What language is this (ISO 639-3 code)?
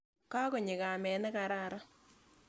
kln